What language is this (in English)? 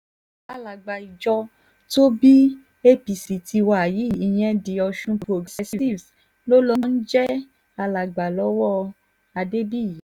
Yoruba